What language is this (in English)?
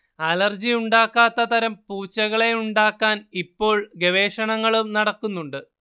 Malayalam